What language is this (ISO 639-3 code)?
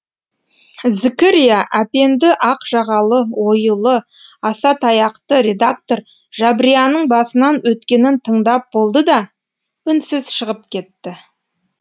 kaz